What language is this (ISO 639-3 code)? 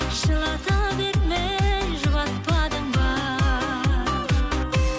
kaz